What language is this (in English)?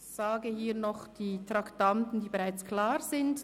Swiss German